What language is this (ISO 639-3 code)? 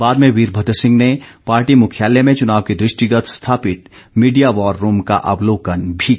hin